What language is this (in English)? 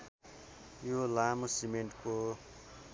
Nepali